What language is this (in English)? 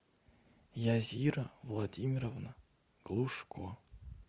Russian